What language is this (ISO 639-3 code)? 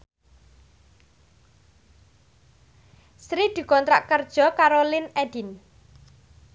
jav